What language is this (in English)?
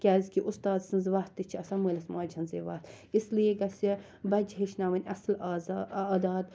Kashmiri